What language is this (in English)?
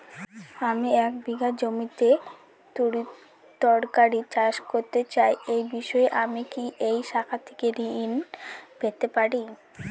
Bangla